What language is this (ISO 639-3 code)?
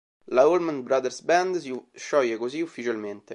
ita